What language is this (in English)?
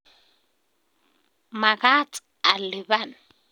Kalenjin